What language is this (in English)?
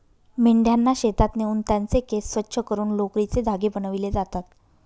Marathi